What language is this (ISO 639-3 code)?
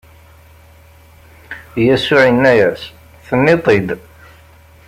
kab